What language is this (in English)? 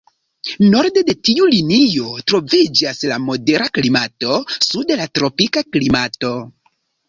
Esperanto